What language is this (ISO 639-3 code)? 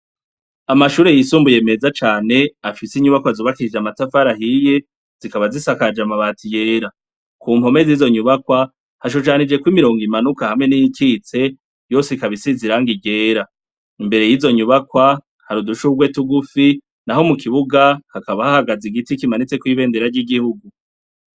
run